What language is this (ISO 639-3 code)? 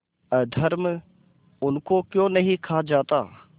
hin